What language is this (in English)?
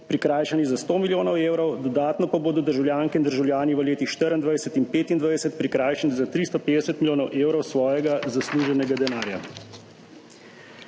Slovenian